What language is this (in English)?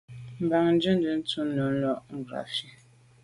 Medumba